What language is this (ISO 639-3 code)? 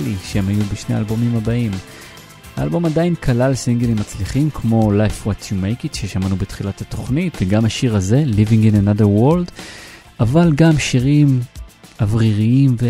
heb